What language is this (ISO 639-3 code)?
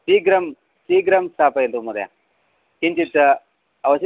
san